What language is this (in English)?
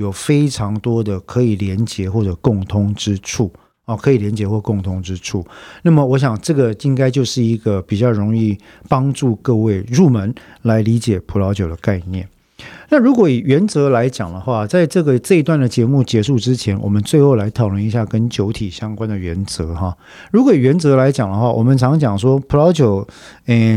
Chinese